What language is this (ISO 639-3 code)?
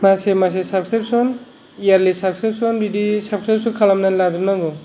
brx